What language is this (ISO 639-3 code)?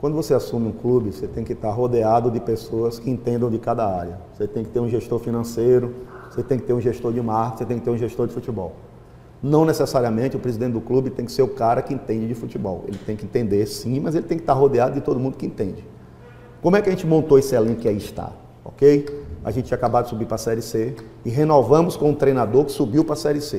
por